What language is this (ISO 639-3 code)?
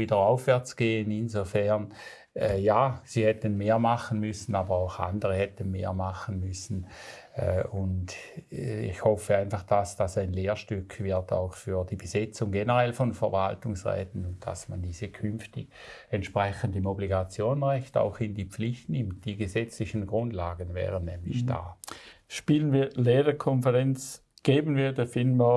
deu